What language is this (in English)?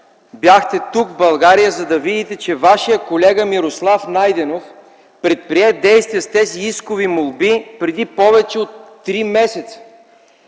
Bulgarian